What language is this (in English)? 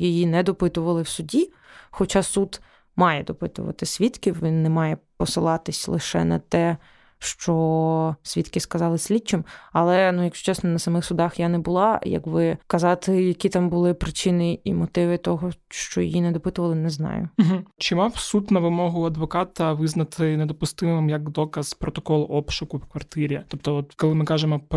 Ukrainian